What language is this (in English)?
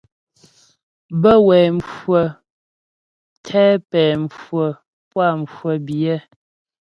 Ghomala